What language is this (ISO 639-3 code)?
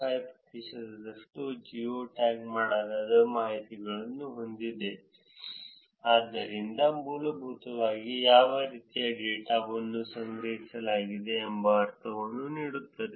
kan